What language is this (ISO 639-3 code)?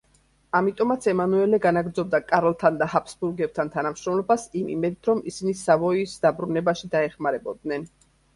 kat